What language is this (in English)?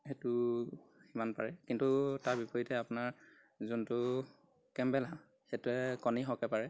Assamese